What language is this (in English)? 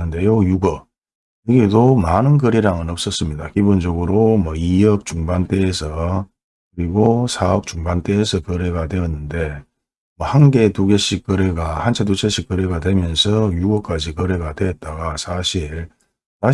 Korean